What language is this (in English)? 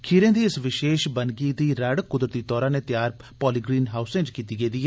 Dogri